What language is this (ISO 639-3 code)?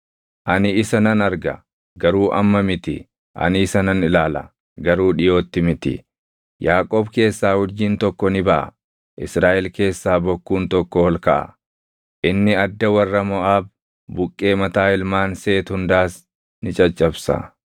orm